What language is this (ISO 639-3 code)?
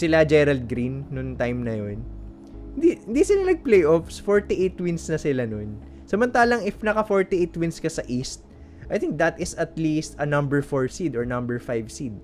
fil